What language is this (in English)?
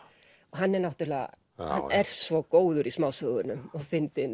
Icelandic